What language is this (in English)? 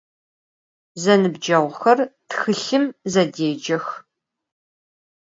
Adyghe